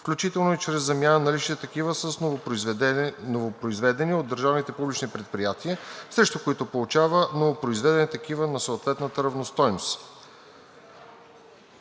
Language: Bulgarian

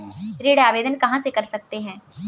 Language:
Hindi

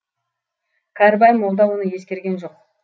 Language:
Kazakh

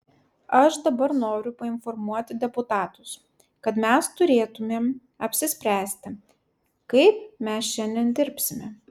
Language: Lithuanian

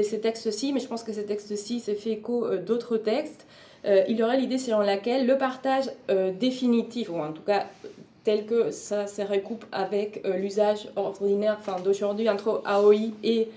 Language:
French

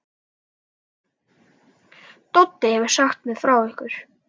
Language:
Icelandic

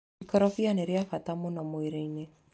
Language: Kikuyu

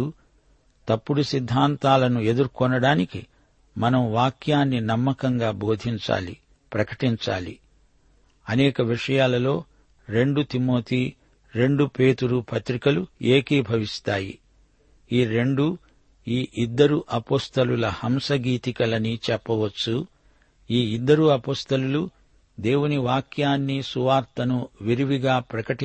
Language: Telugu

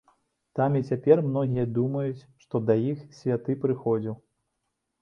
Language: Belarusian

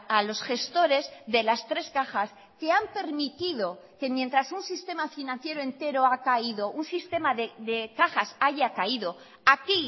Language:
Spanish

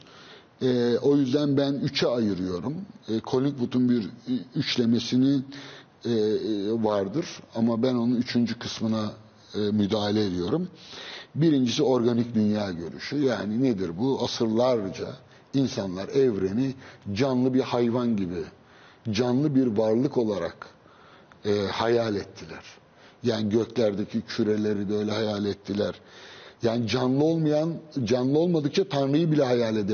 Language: Turkish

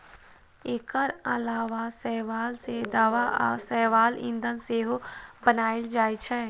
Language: Maithili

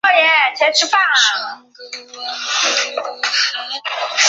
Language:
Chinese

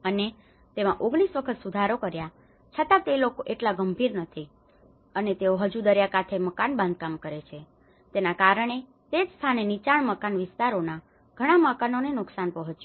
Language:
Gujarati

